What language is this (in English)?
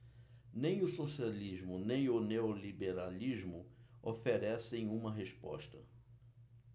Portuguese